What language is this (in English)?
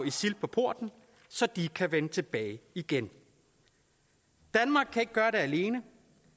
Danish